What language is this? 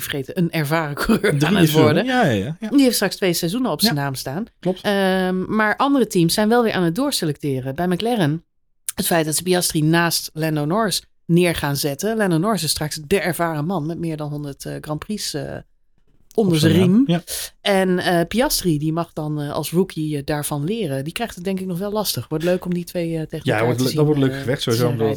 Dutch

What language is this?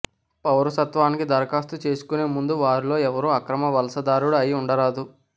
Telugu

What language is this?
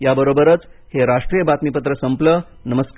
Marathi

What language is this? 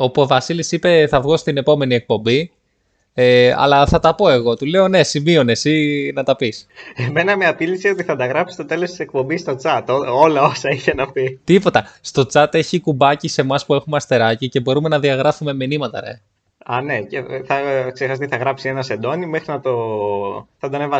Greek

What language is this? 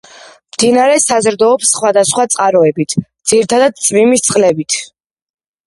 Georgian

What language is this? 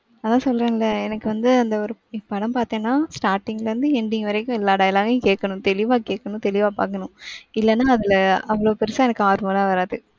Tamil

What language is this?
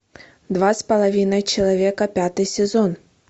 Russian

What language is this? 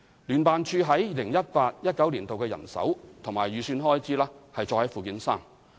Cantonese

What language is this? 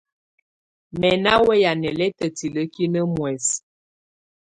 Tunen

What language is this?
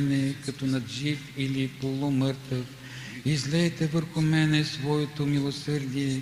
Bulgarian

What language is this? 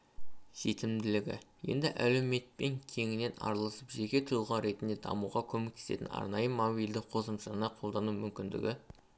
Kazakh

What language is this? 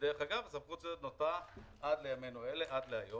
Hebrew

